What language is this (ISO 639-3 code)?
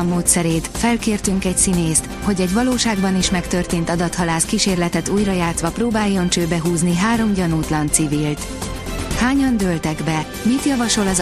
hun